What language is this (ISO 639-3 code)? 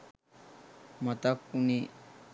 sin